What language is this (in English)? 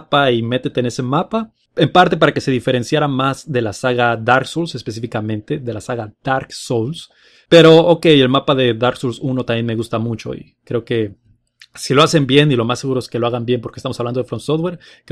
Spanish